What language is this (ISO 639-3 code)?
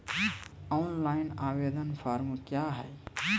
mai